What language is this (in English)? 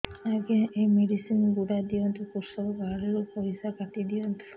Odia